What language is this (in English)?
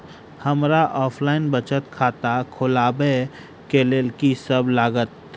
Maithili